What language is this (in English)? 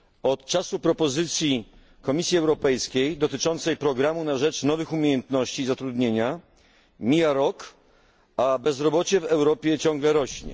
Polish